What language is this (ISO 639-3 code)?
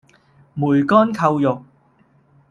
yue